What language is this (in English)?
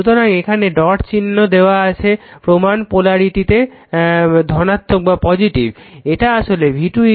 Bangla